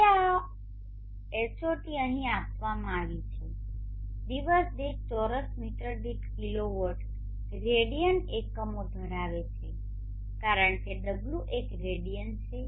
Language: Gujarati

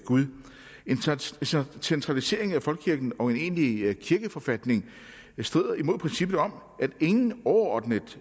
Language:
Danish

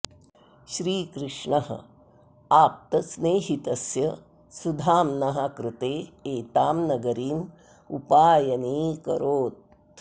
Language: Sanskrit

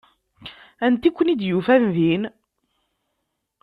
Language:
Kabyle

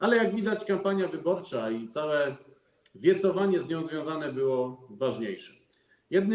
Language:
Polish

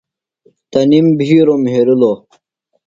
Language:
Phalura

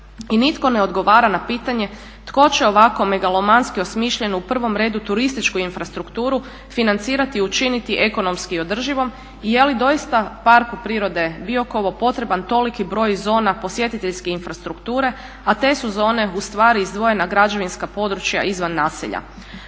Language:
Croatian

